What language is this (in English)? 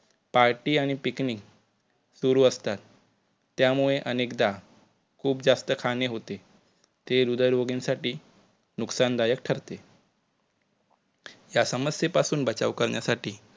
Marathi